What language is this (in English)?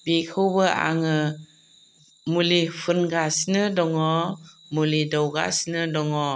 Bodo